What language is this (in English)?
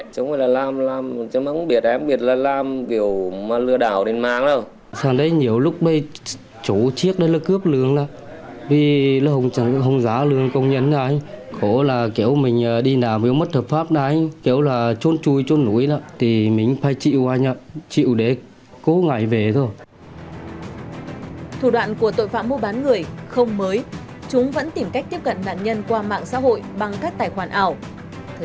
Vietnamese